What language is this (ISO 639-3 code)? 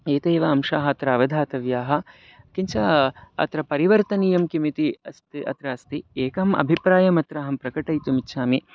san